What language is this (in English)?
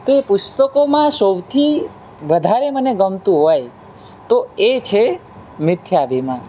Gujarati